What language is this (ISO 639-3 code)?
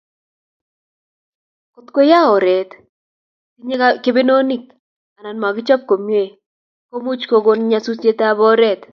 kln